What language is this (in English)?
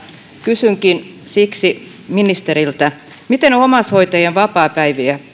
Finnish